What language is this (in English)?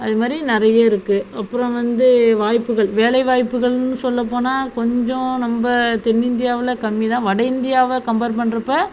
Tamil